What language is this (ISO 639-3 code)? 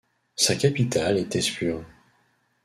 fra